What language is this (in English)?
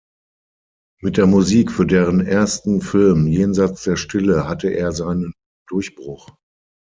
German